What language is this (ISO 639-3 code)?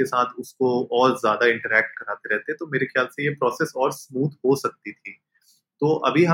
hin